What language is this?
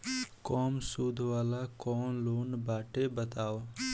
Bhojpuri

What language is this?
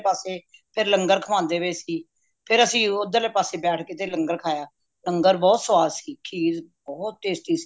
Punjabi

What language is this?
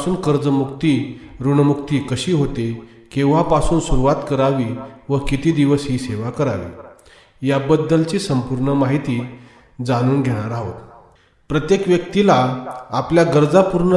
Marathi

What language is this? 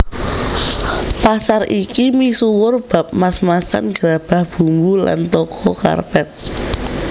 Javanese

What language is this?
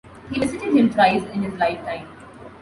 English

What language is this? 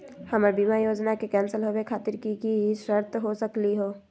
Magahi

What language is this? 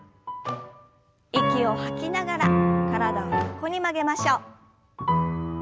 Japanese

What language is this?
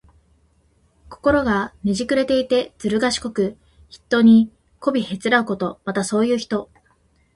Japanese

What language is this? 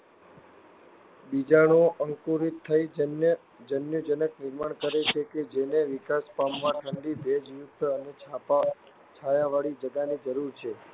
Gujarati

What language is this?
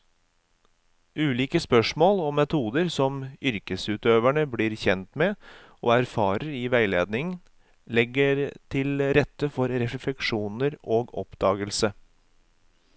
Norwegian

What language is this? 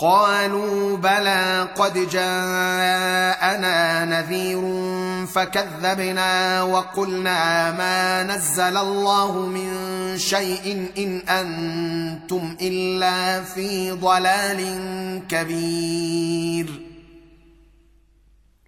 Arabic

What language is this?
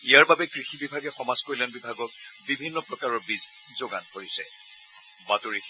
Assamese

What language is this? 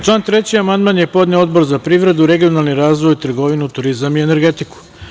Serbian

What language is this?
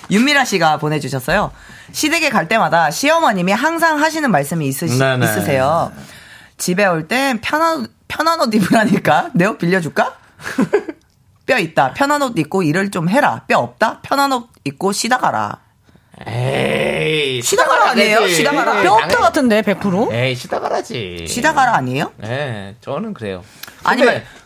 Korean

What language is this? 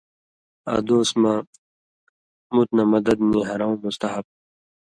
Indus Kohistani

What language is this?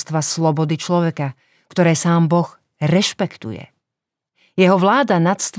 Slovak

